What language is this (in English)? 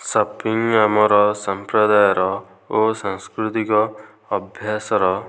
Odia